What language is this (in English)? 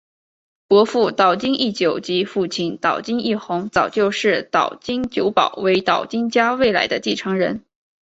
Chinese